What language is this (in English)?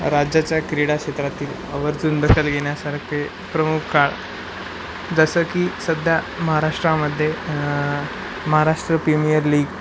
Marathi